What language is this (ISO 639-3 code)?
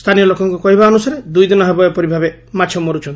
ori